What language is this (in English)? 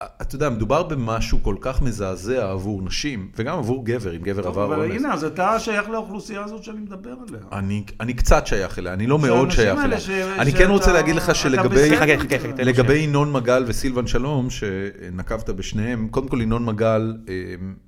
Hebrew